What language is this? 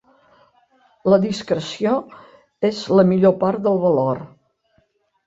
Catalan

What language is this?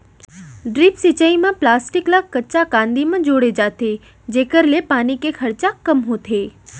Chhattisgarhi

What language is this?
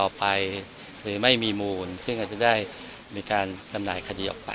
Thai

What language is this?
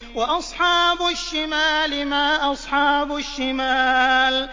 Arabic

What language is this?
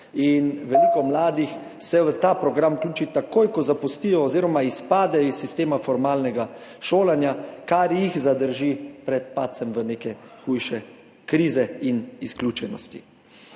Slovenian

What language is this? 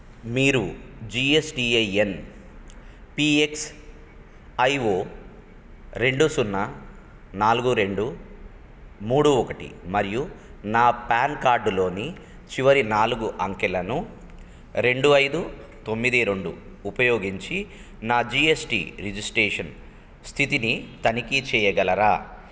Telugu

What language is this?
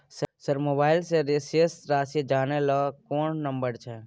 Maithili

